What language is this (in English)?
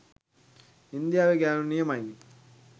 Sinhala